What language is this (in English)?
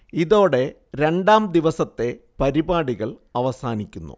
Malayalam